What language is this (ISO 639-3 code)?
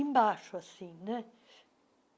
por